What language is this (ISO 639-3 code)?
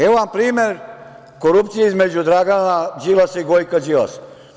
srp